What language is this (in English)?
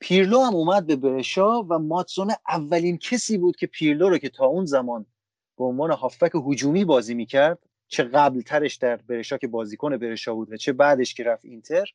Persian